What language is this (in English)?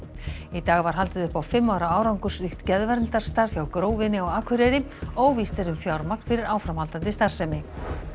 Icelandic